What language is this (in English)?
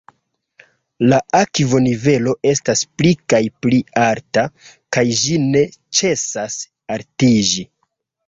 Esperanto